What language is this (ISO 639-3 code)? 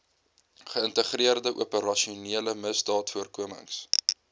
afr